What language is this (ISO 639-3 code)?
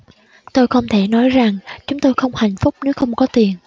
vie